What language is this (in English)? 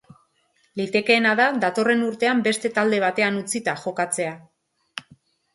Basque